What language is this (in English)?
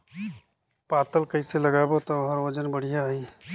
Chhattisgarhi